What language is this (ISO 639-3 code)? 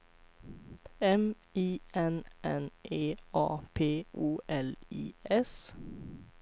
swe